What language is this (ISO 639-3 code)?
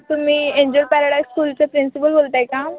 mar